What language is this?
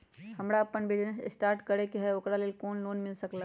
Magahi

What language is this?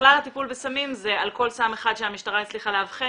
Hebrew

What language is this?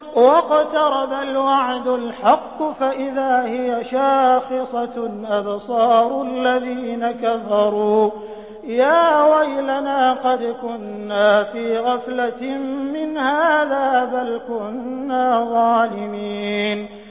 Arabic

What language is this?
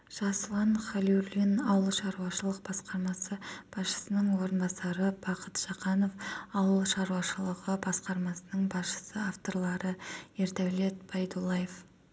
Kazakh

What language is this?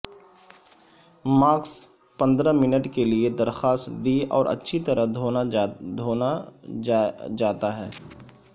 Urdu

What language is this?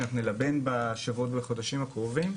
Hebrew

